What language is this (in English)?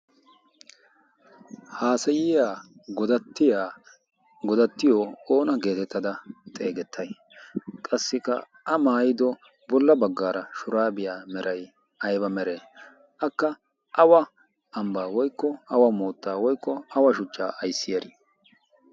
Wolaytta